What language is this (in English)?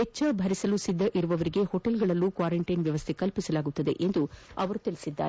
Kannada